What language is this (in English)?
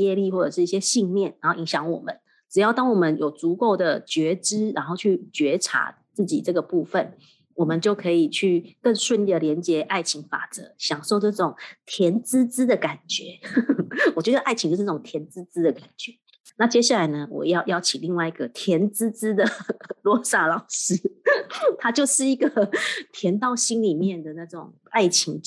Chinese